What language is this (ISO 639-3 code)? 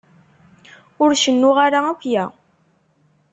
kab